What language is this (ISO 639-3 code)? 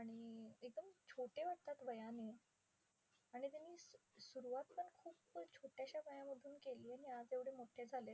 mar